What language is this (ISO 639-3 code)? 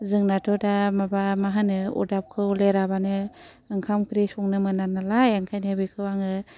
brx